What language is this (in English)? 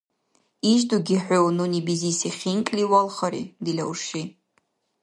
Dargwa